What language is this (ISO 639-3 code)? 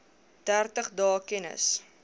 afr